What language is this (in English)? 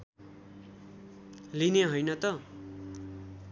Nepali